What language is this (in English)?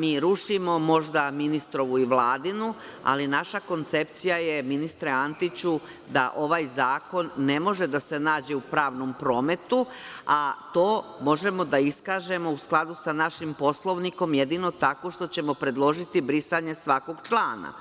Serbian